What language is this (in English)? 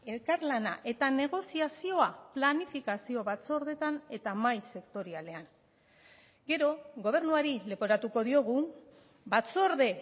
Basque